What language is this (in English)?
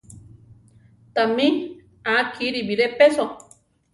Central Tarahumara